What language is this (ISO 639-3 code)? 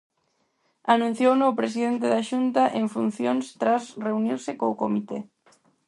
glg